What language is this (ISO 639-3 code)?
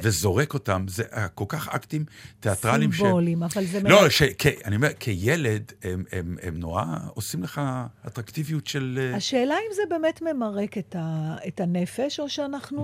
heb